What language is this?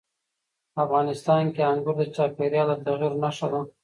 Pashto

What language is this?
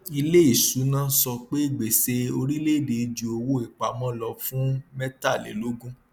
Yoruba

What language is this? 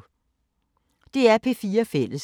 Danish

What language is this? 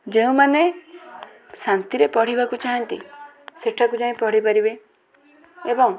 Odia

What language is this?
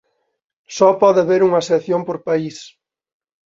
Galician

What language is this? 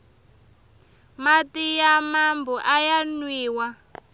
Tsonga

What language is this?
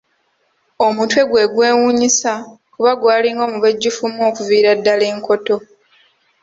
Ganda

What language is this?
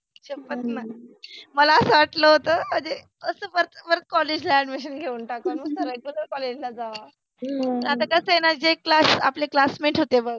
Marathi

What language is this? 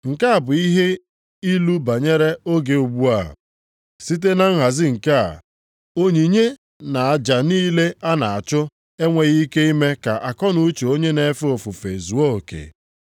Igbo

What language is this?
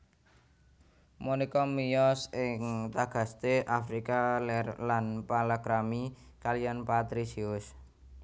Javanese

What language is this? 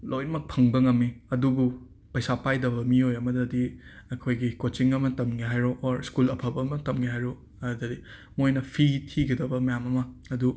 Manipuri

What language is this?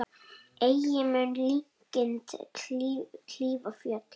Icelandic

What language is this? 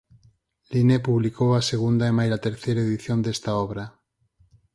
Galician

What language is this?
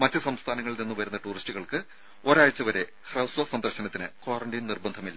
Malayalam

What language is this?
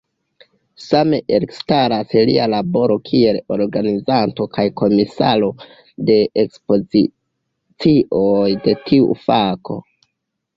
Esperanto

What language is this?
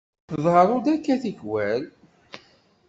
Kabyle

